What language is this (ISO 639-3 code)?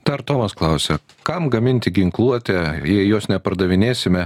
lit